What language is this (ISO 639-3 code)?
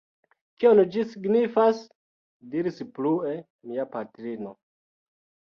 epo